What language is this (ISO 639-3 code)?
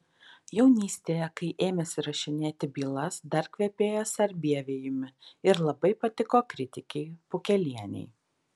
lit